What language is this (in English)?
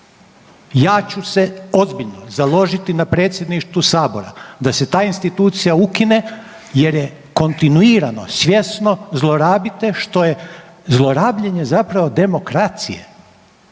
Croatian